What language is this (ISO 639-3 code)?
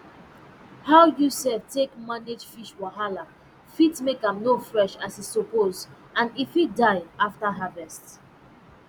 pcm